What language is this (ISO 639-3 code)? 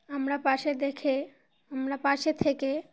ben